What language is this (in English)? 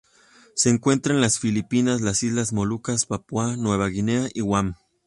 Spanish